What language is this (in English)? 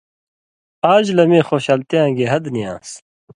Indus Kohistani